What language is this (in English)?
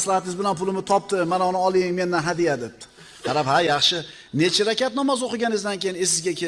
Turkish